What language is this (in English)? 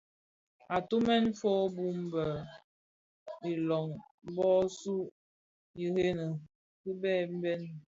Bafia